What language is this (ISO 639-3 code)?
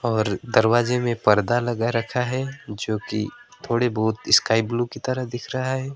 hin